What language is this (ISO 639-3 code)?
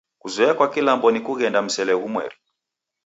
dav